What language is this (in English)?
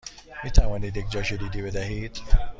Persian